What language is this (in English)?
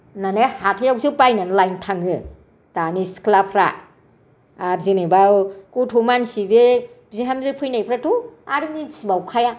Bodo